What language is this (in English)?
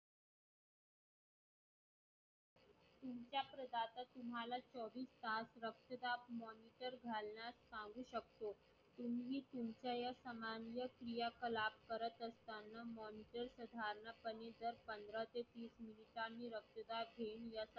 Marathi